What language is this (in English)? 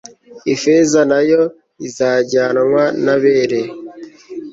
Kinyarwanda